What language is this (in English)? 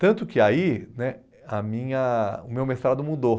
Portuguese